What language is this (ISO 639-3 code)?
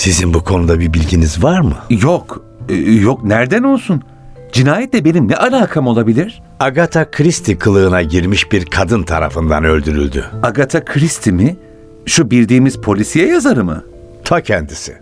tur